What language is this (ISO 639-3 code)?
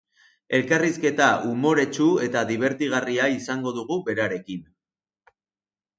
eus